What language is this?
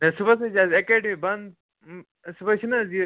Kashmiri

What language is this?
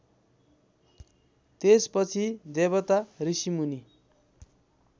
Nepali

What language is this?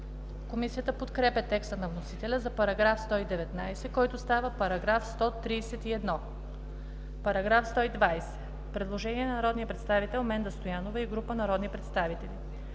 Bulgarian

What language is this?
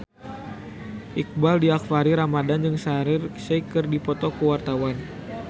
Sundanese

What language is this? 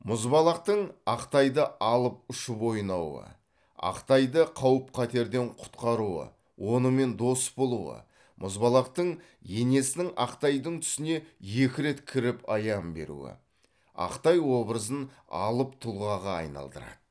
Kazakh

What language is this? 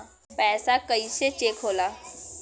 Bhojpuri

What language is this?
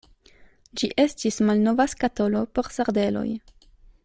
Esperanto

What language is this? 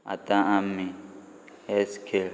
Konkani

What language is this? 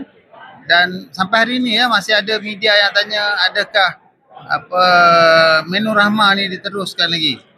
Malay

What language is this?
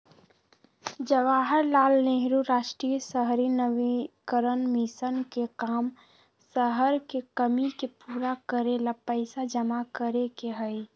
Magahi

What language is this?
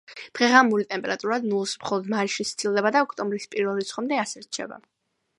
Georgian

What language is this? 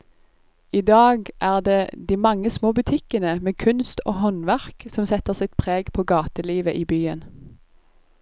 Norwegian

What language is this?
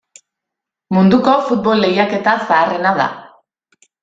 Basque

